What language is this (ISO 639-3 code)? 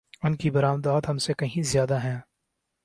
urd